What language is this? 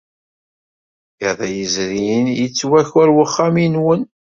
Kabyle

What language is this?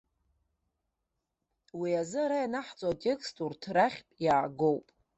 Abkhazian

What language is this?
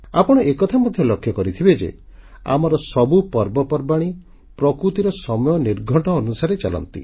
Odia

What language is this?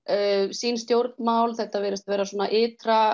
Icelandic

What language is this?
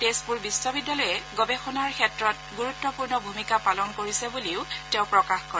Assamese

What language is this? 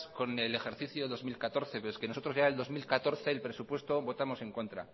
Spanish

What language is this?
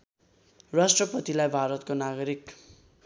Nepali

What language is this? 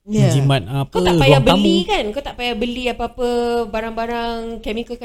Malay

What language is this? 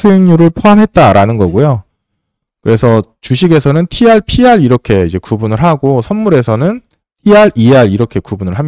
Korean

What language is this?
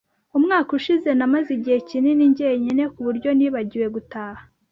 Kinyarwanda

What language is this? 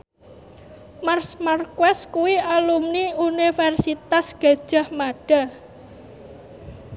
Javanese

